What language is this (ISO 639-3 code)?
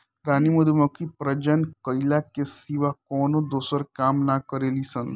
bho